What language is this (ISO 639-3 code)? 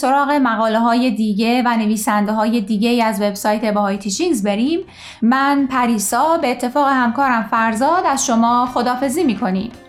fas